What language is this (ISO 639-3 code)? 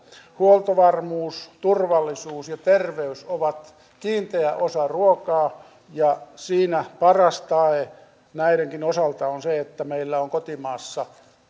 fin